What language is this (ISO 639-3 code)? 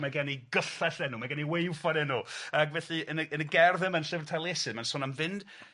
cym